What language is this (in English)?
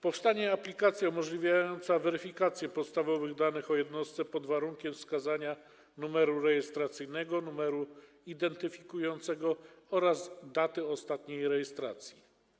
Polish